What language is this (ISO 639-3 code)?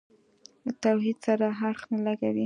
pus